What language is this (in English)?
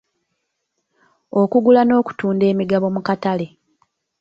Ganda